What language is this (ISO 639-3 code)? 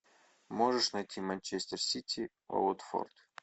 rus